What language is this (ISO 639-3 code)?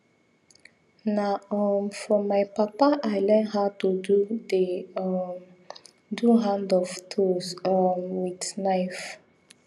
pcm